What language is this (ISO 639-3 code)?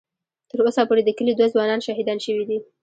pus